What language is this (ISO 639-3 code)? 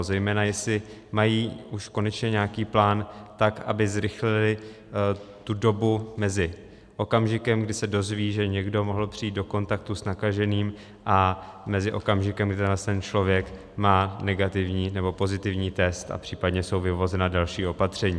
ces